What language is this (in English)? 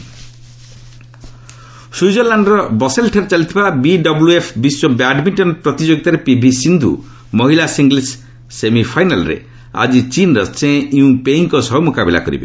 Odia